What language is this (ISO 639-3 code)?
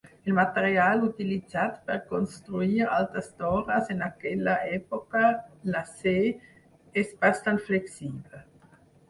cat